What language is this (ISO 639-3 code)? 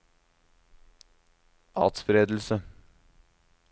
nor